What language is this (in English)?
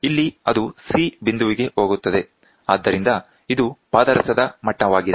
Kannada